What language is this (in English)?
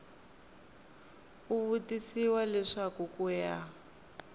Tsonga